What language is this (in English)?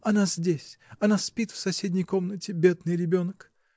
Russian